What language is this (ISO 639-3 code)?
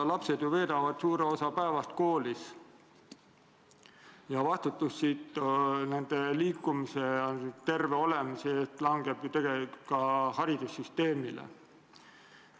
est